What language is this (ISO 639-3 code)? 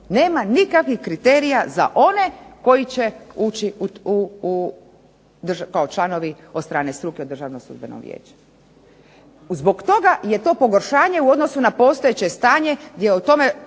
hrv